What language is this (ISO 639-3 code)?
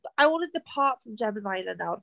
cym